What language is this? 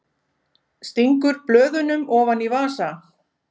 Icelandic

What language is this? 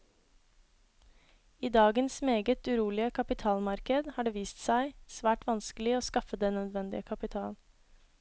Norwegian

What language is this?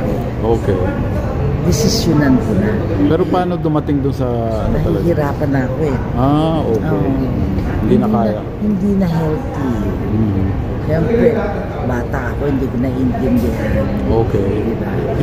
Filipino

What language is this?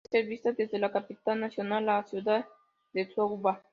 Spanish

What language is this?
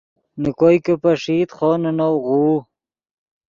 Yidgha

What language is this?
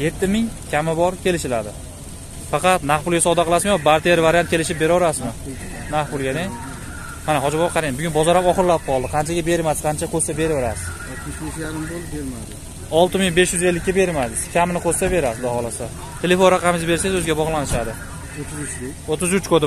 Turkish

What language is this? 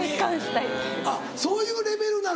Japanese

